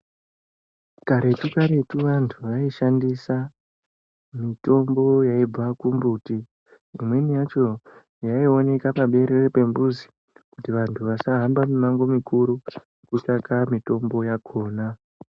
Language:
Ndau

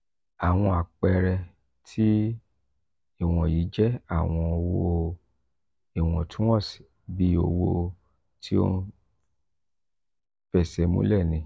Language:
Yoruba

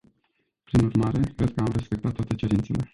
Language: Romanian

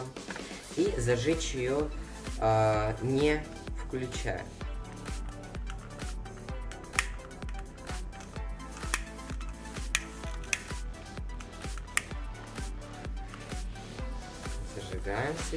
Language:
Russian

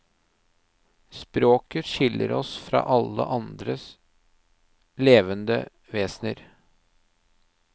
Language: Norwegian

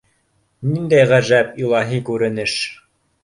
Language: Bashkir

